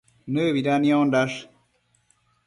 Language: Matsés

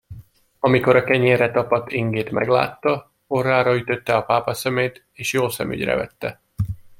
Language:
Hungarian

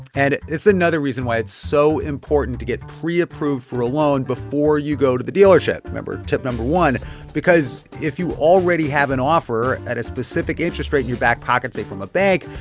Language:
English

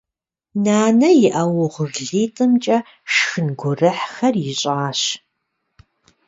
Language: Kabardian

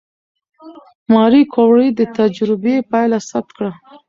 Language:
Pashto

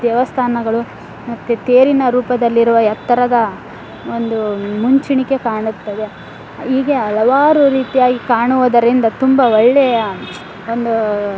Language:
Kannada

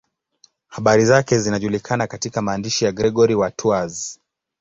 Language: Swahili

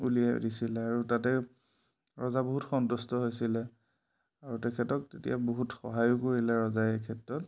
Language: Assamese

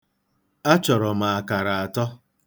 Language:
Igbo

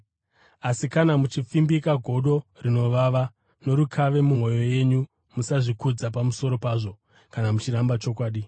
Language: Shona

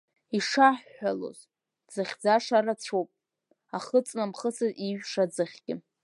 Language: Abkhazian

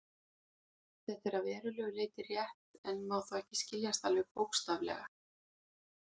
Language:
Icelandic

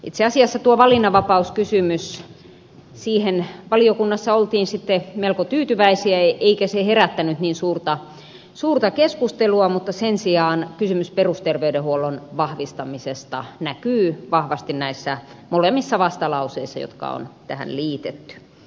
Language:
Finnish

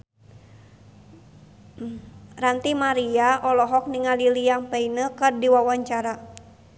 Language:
Sundanese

